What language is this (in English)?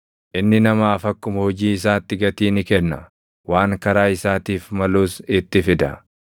Oromo